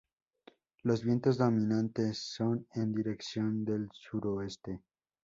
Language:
Spanish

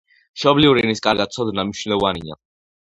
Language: Georgian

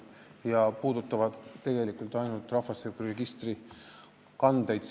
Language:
Estonian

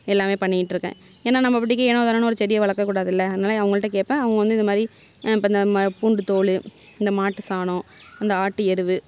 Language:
Tamil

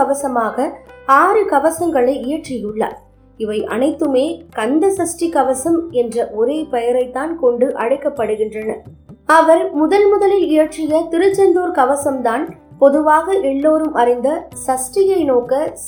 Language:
Tamil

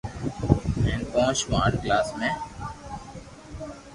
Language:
Loarki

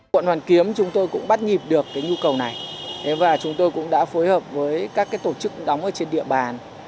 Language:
Vietnamese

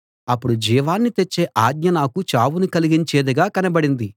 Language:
Telugu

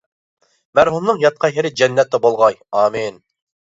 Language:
Uyghur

